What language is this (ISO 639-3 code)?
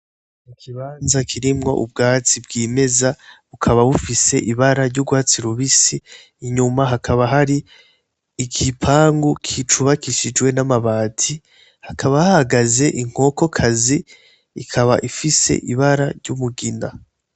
run